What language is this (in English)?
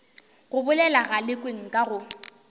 Northern Sotho